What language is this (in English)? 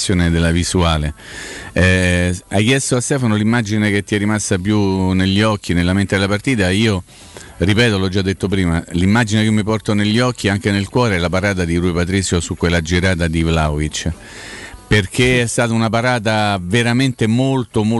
Italian